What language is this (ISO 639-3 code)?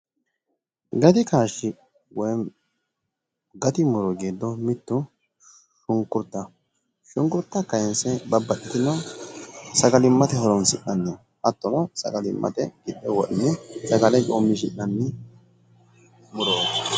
sid